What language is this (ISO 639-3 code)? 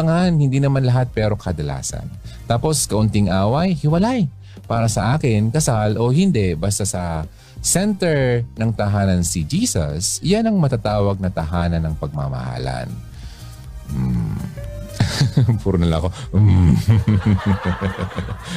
fil